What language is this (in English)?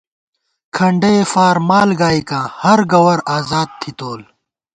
Gawar-Bati